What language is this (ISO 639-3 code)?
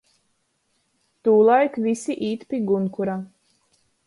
ltg